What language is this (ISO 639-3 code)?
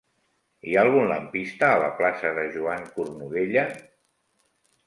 cat